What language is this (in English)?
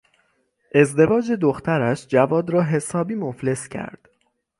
Persian